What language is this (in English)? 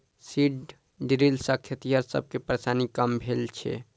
Maithili